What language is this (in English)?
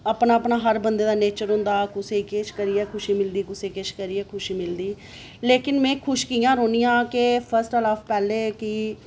Dogri